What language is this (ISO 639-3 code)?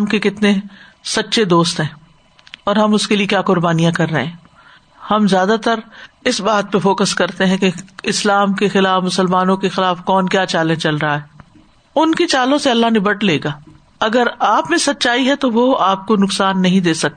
urd